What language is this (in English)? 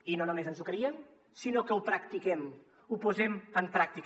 Catalan